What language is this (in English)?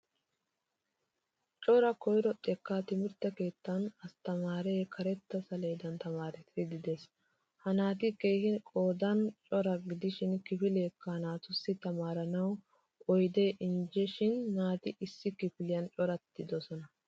Wolaytta